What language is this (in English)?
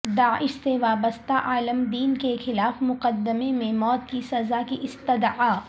Urdu